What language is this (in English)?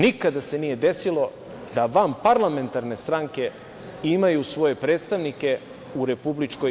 Serbian